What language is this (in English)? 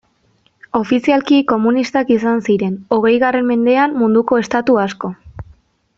Basque